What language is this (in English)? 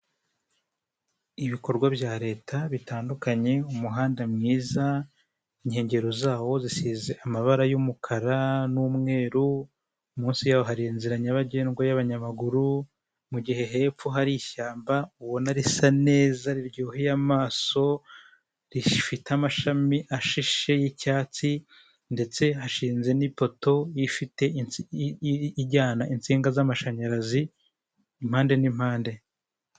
Kinyarwanda